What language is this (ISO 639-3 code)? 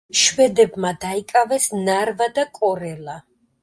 kat